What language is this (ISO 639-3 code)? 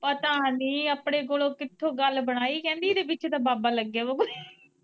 pan